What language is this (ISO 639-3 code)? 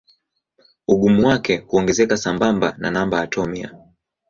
swa